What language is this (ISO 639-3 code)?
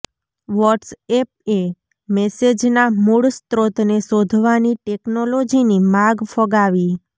guj